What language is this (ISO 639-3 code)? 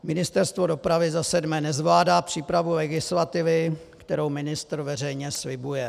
ces